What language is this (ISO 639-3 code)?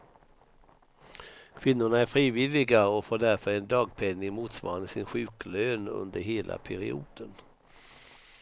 swe